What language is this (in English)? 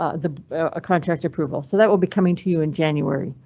English